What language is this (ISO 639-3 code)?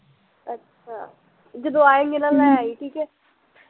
pan